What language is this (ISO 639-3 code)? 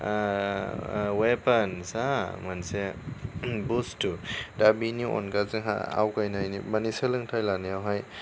brx